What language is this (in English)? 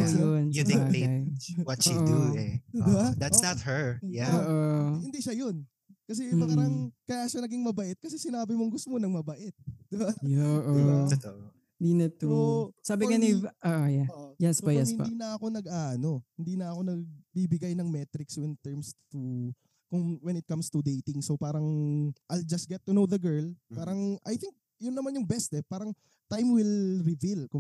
Filipino